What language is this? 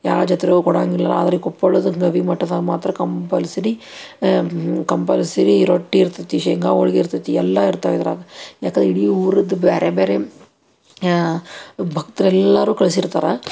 Kannada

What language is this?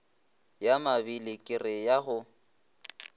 Northern Sotho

